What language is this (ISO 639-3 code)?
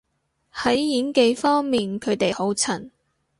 yue